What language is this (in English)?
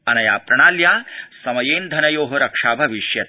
Sanskrit